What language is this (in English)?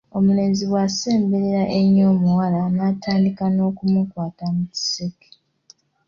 Ganda